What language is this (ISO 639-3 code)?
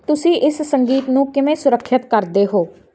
pan